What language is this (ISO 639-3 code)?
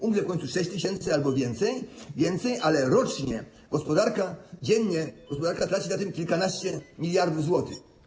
pol